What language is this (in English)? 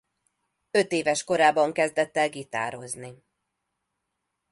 Hungarian